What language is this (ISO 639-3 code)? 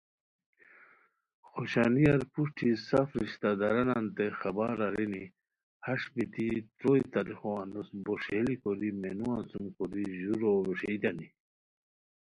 khw